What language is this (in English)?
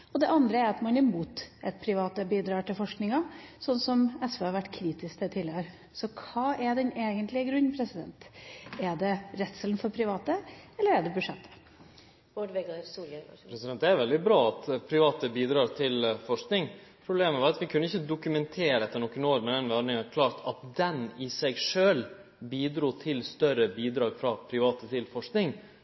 Norwegian